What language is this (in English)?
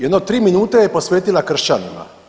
Croatian